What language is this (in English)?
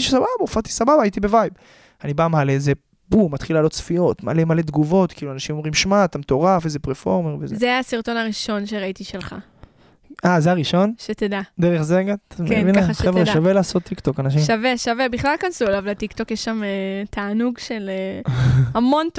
Hebrew